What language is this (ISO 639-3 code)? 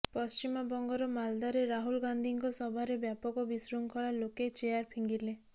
ori